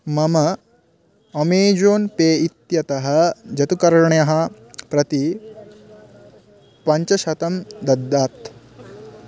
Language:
Sanskrit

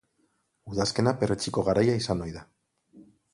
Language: Basque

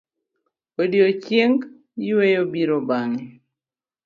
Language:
Luo (Kenya and Tanzania)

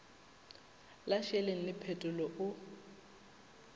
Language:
Northern Sotho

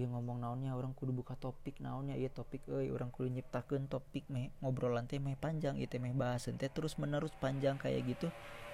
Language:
Indonesian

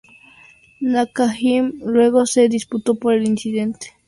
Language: Spanish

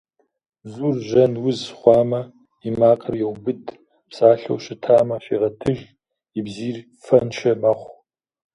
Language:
Kabardian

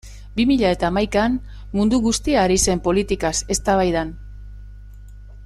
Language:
Basque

